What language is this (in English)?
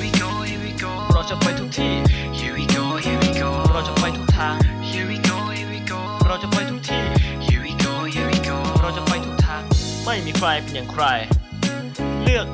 Thai